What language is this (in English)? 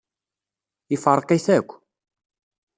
Kabyle